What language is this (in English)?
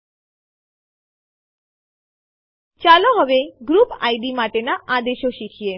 Gujarati